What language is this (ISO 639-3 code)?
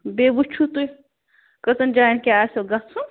kas